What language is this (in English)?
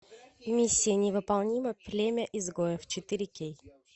Russian